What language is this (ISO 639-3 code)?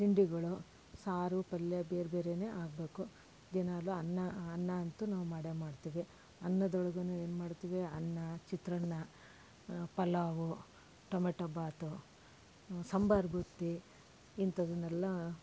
kan